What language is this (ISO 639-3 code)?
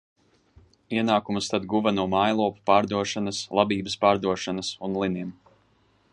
lav